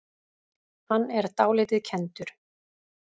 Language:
Icelandic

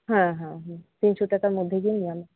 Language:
Santali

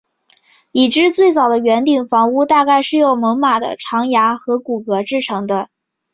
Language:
Chinese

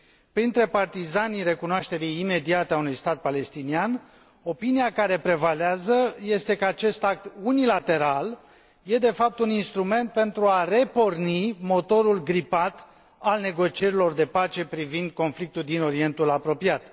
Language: Romanian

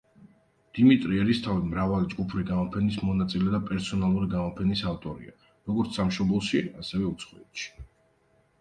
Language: Georgian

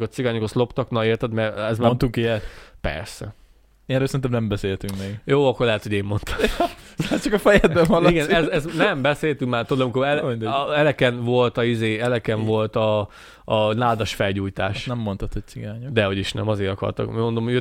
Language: Hungarian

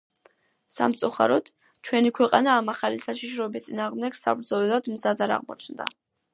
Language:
Georgian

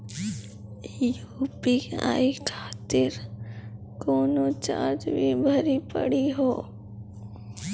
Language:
Maithili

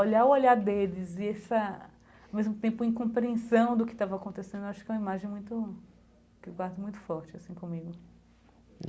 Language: Portuguese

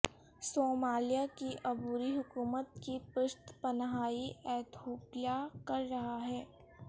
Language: Urdu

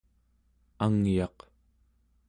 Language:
Central Yupik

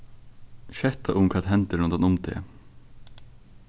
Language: Faroese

